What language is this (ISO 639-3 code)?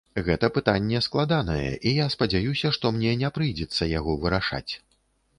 bel